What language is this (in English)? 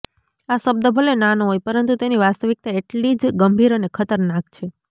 Gujarati